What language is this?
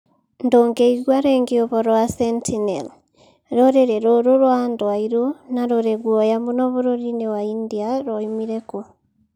Kikuyu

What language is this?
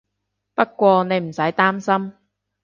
Cantonese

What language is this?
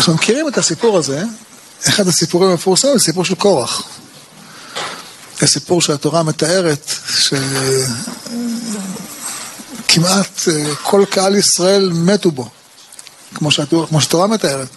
Hebrew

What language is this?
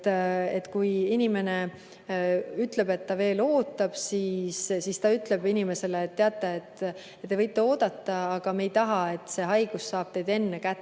Estonian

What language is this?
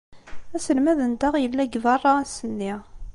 Kabyle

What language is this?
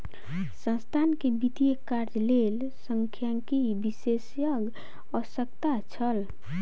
Maithili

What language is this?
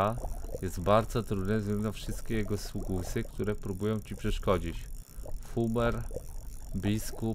Polish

